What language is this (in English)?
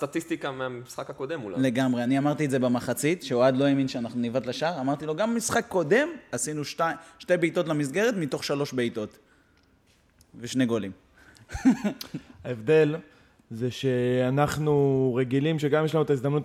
Hebrew